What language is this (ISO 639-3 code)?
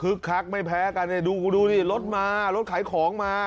tha